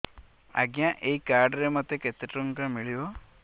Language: Odia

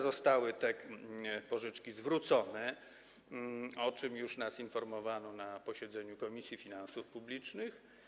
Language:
Polish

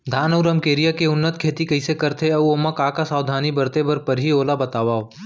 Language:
Chhattisgarhi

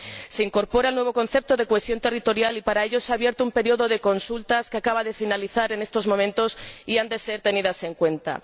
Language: Spanish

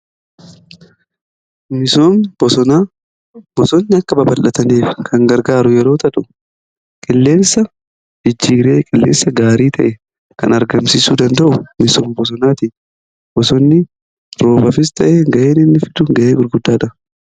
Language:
Oromo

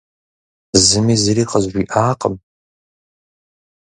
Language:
Kabardian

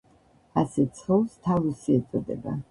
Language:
Georgian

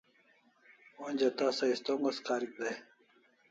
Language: Kalasha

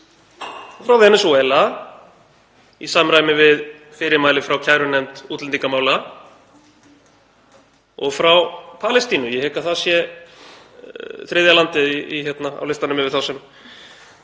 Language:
Icelandic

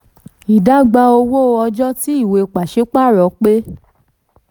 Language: Yoruba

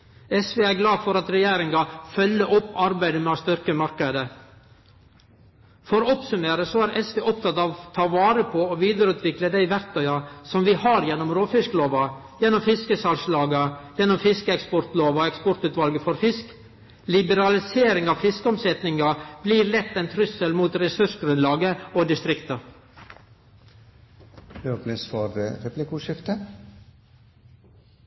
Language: Norwegian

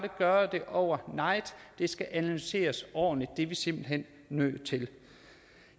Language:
Danish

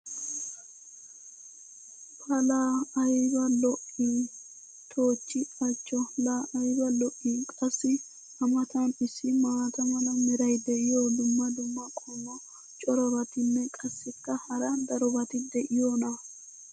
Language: Wolaytta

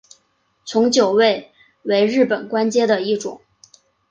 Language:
Chinese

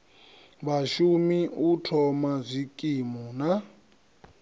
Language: Venda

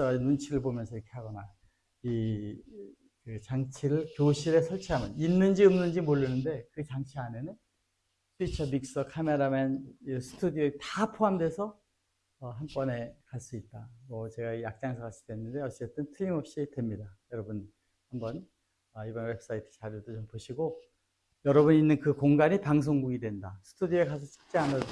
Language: Korean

